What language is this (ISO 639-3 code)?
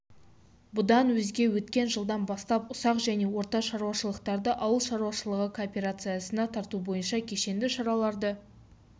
kaz